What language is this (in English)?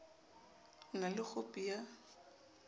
Southern Sotho